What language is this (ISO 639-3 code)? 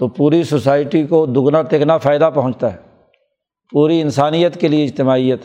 urd